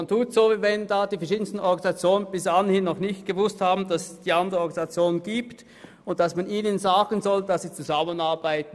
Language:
Swiss German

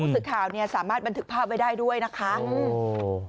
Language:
Thai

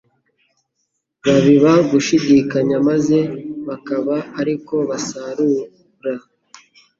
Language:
Kinyarwanda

